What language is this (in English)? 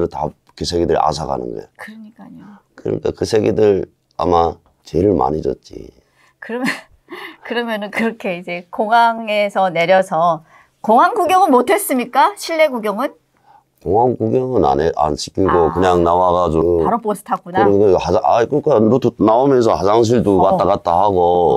Korean